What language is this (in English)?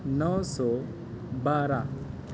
Urdu